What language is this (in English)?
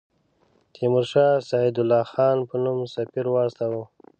Pashto